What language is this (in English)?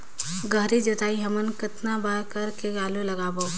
Chhattisgarhi